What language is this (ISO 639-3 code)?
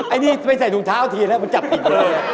tha